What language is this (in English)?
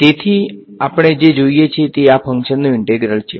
Gujarati